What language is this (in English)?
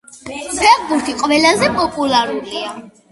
Georgian